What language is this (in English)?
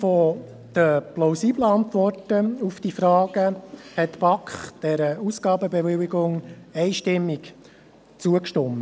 Swiss German